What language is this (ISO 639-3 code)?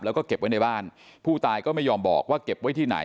tha